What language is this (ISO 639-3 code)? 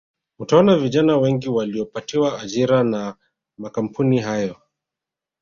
swa